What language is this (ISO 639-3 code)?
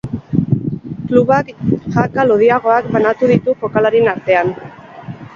eus